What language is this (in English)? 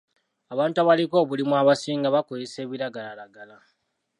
Ganda